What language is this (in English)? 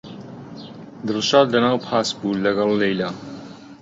Central Kurdish